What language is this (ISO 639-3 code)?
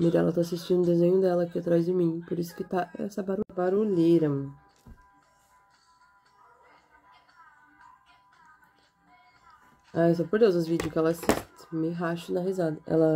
por